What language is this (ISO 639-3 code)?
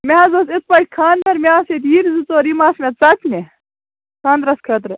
kas